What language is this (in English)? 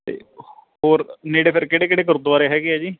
Punjabi